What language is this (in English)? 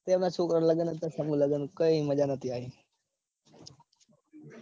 Gujarati